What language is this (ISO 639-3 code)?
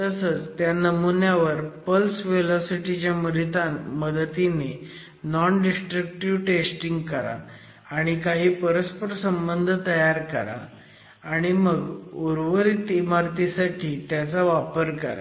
mar